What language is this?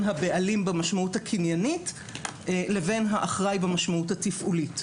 Hebrew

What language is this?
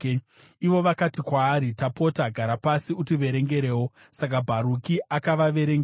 Shona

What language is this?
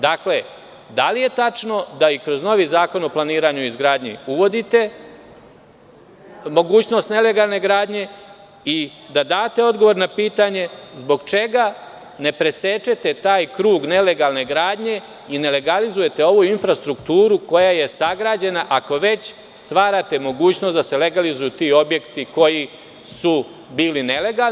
Serbian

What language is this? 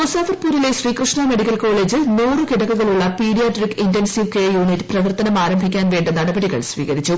Malayalam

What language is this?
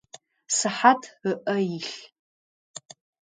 Adyghe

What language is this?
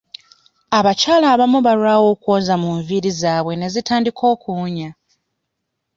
Ganda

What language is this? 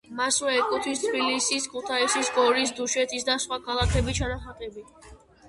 Georgian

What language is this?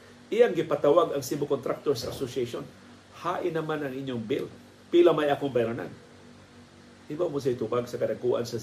Filipino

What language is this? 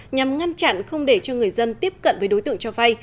Vietnamese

